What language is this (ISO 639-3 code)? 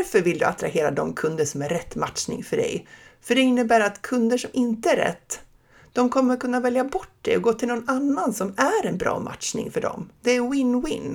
swe